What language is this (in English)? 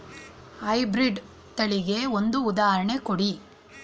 Kannada